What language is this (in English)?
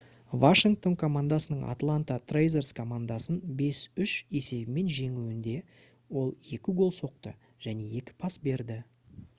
Kazakh